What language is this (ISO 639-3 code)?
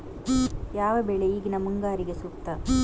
kan